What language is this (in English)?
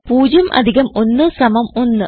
Malayalam